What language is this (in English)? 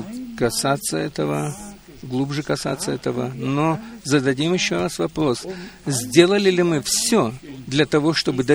Russian